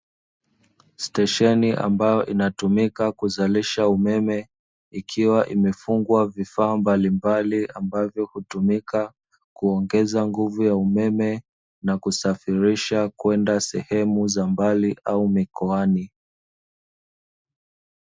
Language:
Swahili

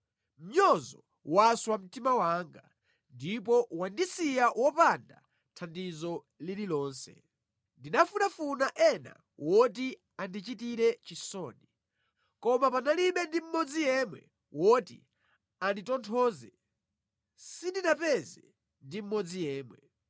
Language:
Nyanja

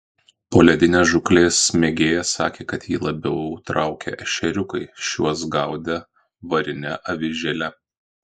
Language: Lithuanian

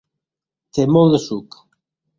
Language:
Catalan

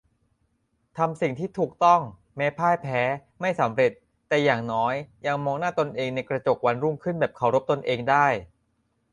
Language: Thai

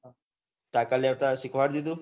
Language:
Gujarati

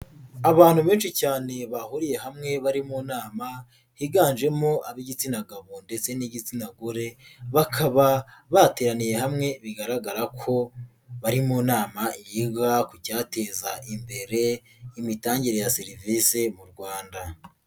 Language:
Kinyarwanda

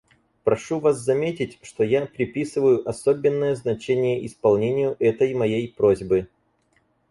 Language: Russian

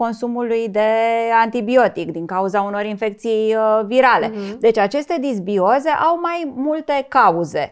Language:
Romanian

